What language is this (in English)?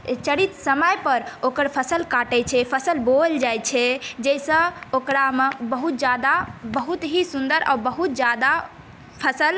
Maithili